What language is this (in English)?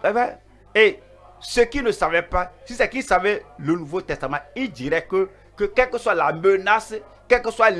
French